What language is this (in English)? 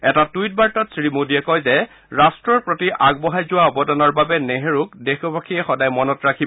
Assamese